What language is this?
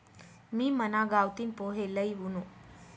Marathi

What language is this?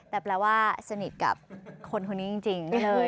Thai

